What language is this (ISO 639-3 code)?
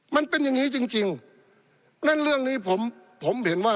tha